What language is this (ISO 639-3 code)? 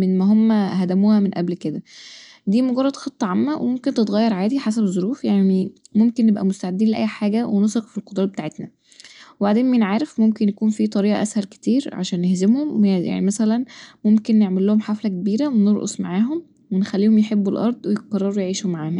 arz